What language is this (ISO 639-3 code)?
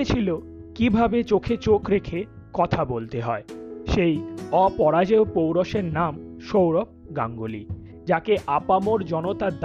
ben